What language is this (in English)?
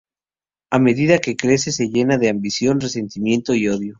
Spanish